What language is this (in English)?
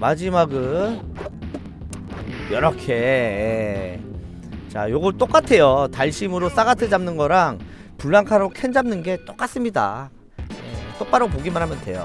Korean